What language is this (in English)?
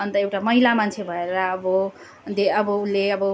Nepali